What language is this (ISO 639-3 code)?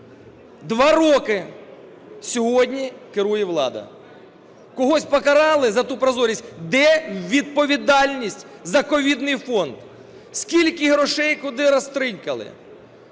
ukr